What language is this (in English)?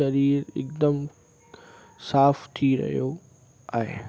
Sindhi